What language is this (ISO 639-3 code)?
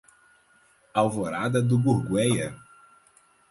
por